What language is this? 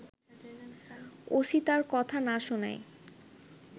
Bangla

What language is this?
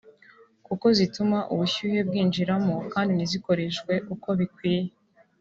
Kinyarwanda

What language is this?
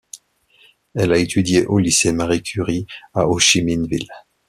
French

